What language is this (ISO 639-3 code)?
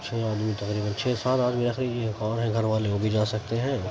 urd